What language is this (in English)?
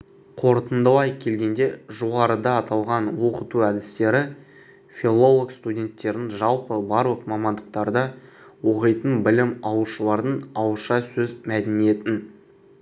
Kazakh